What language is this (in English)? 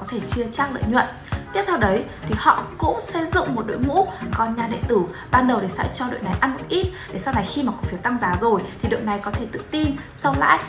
Vietnamese